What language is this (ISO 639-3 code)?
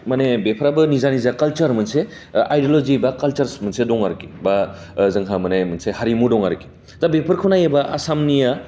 brx